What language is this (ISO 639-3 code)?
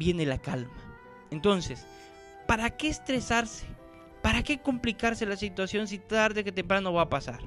spa